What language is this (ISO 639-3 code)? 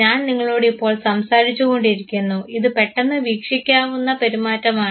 mal